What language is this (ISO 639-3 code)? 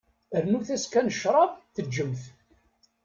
kab